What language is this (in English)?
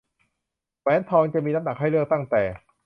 Thai